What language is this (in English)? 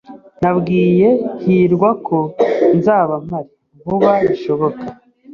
Kinyarwanda